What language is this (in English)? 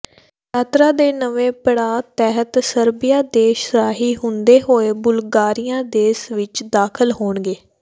Punjabi